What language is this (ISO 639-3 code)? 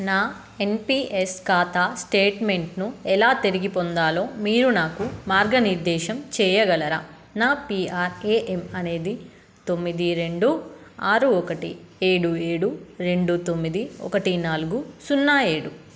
tel